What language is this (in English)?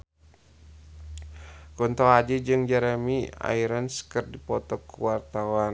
Sundanese